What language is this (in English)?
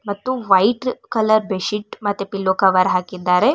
Kannada